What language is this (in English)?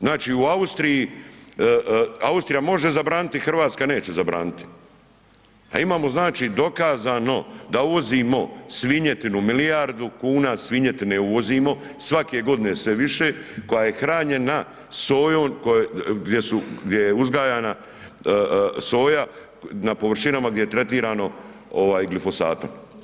Croatian